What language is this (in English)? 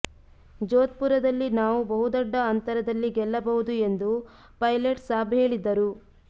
Kannada